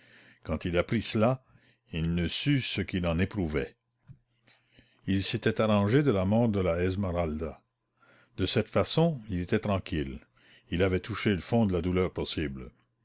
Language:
French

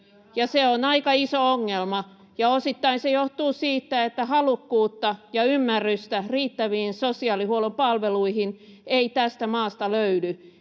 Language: Finnish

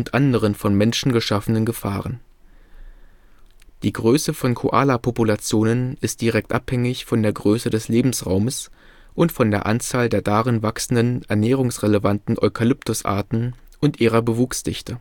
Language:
German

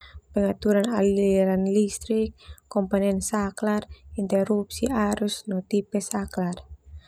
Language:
Termanu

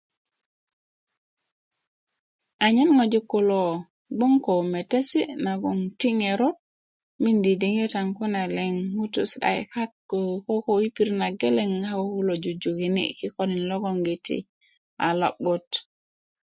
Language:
Kuku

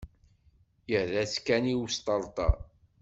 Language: Kabyle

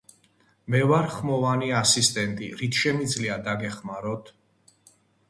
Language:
Georgian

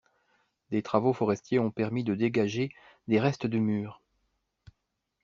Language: French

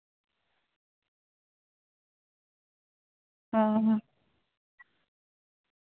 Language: Santali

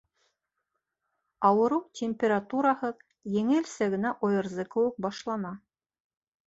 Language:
Bashkir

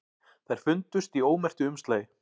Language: Icelandic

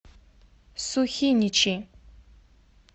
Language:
Russian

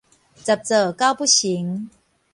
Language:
Min Nan Chinese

